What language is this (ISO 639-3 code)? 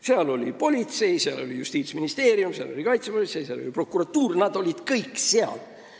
est